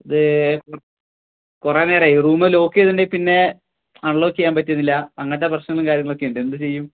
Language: Malayalam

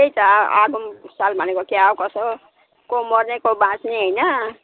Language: Nepali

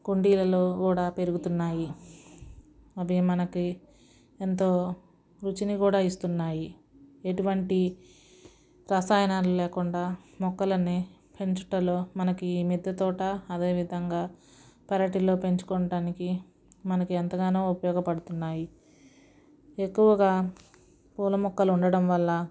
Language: Telugu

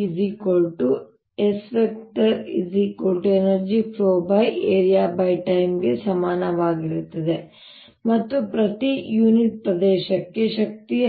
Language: Kannada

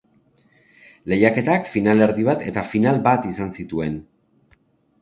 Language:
Basque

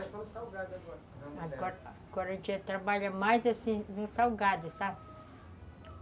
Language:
Portuguese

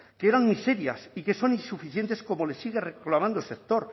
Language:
Spanish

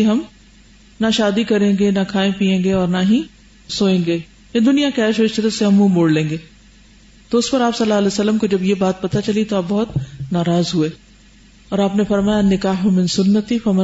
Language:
Urdu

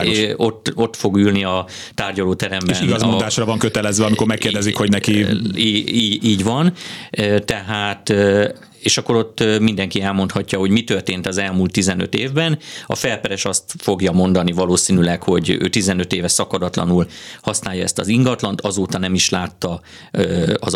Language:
Hungarian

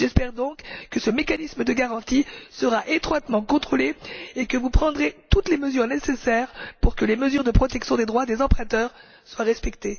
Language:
French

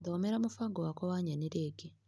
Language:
Kikuyu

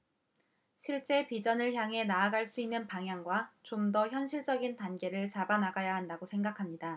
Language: Korean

